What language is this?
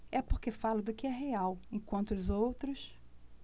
Portuguese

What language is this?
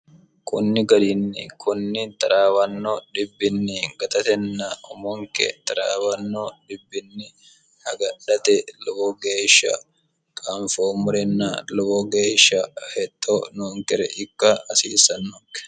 Sidamo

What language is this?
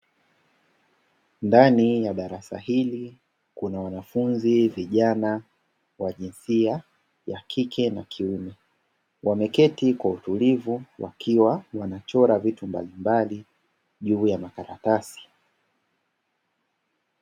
Swahili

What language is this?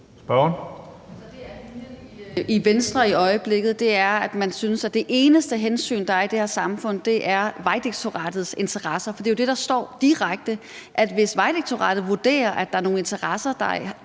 Danish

